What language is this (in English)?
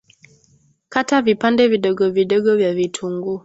Swahili